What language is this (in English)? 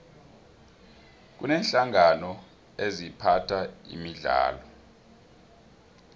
South Ndebele